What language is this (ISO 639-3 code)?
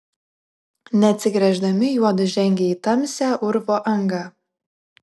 lit